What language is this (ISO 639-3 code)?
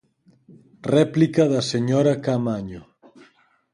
glg